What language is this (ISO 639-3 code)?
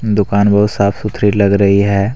hin